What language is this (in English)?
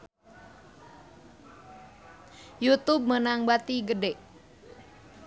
Sundanese